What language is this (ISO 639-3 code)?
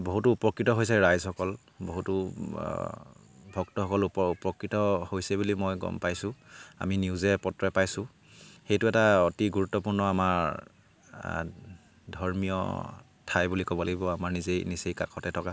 asm